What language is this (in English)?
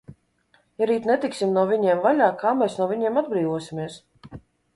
Latvian